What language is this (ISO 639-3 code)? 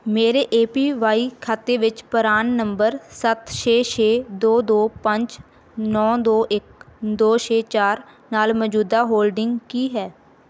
pan